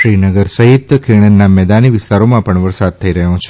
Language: Gujarati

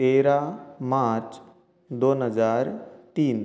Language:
Konkani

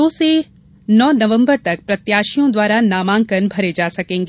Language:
Hindi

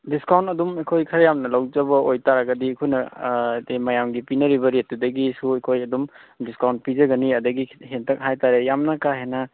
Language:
Manipuri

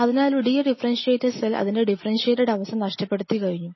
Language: Malayalam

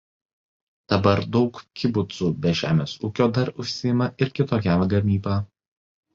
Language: Lithuanian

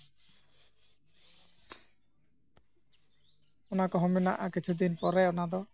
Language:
Santali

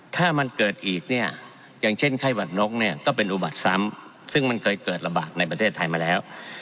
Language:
Thai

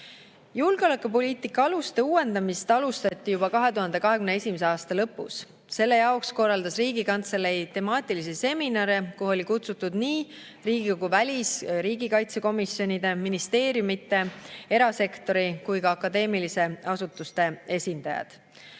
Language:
Estonian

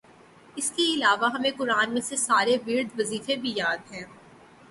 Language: Urdu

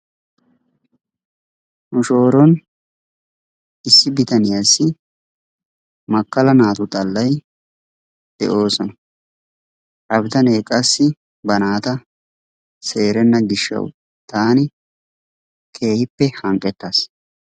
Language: Wolaytta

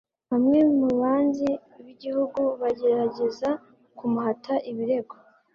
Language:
Kinyarwanda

